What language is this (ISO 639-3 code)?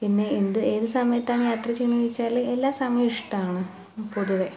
mal